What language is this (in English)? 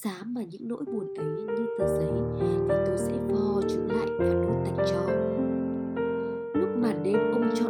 Vietnamese